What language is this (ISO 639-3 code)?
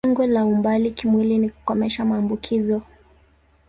swa